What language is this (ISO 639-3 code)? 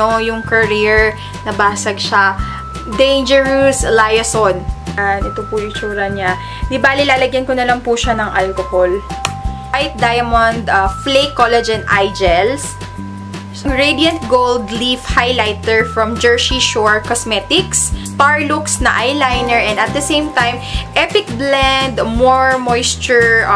fil